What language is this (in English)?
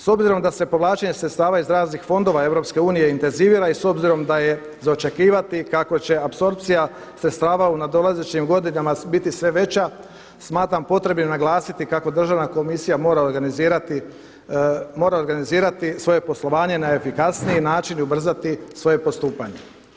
Croatian